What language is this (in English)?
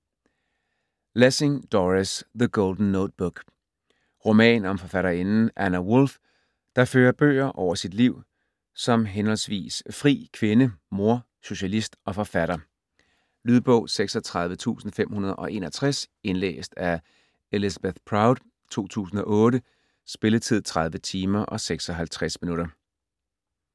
Danish